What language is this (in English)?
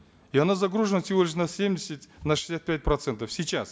Kazakh